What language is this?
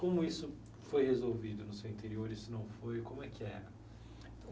Portuguese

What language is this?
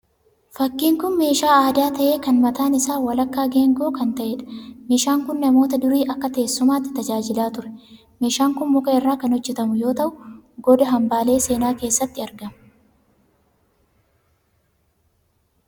Oromo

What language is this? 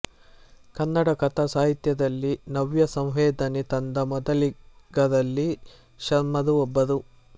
Kannada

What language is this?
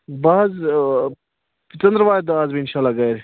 Kashmiri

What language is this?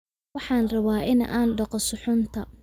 Somali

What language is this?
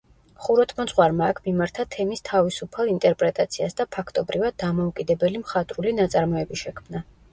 Georgian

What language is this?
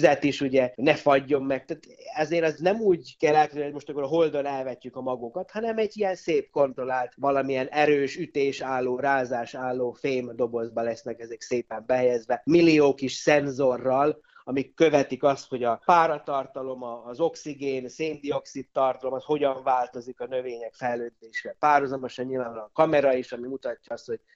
Hungarian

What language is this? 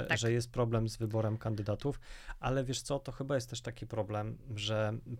Polish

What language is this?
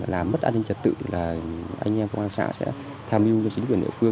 Vietnamese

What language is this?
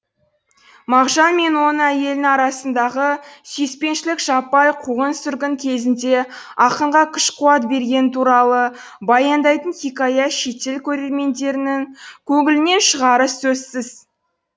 Kazakh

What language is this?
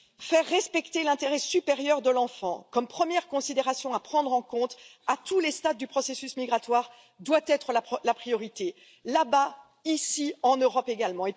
French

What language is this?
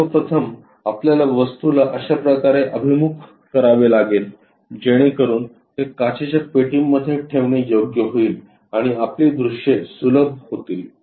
Marathi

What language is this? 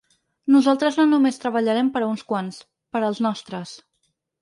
Catalan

